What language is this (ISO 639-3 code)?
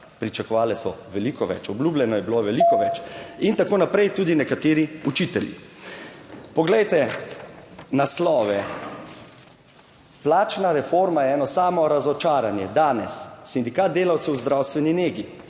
slv